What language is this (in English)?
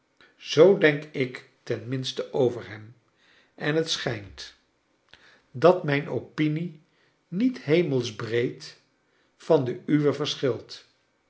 Dutch